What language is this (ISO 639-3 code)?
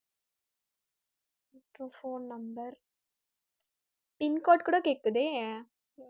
tam